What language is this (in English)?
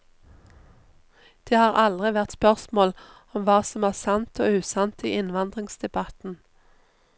Norwegian